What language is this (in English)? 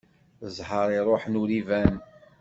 Kabyle